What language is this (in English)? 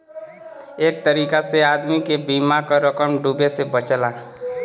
Bhojpuri